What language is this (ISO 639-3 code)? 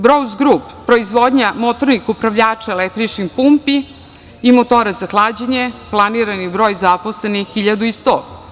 srp